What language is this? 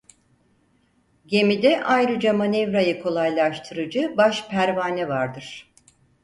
Turkish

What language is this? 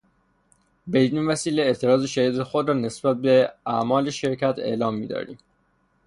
Persian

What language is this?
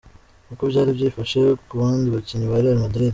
Kinyarwanda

